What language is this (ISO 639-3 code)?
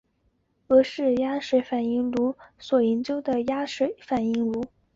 zho